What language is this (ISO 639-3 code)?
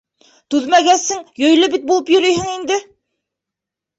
bak